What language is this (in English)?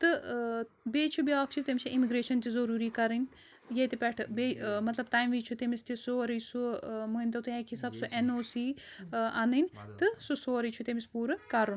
Kashmiri